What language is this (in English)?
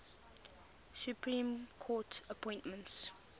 English